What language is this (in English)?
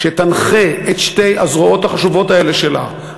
Hebrew